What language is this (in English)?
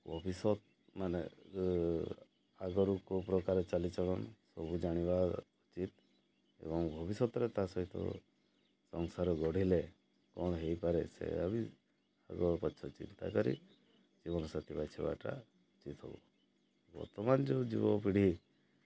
Odia